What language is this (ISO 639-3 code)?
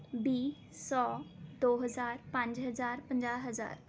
pan